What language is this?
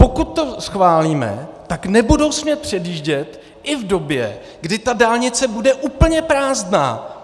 Czech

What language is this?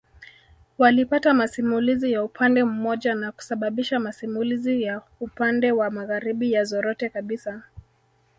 Swahili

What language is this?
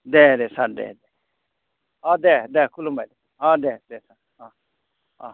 Bodo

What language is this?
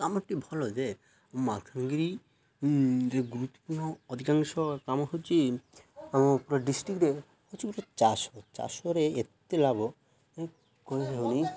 Odia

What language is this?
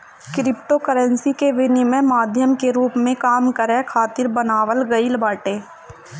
Bhojpuri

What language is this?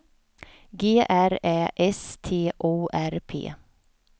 Swedish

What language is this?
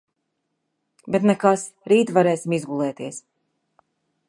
Latvian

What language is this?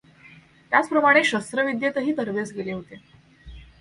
Marathi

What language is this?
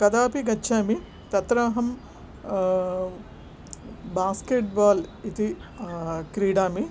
Sanskrit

